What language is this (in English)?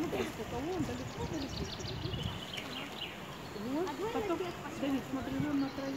Russian